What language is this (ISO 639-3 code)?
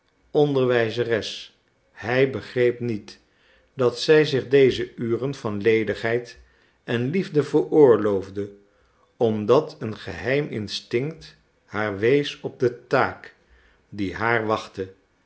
nld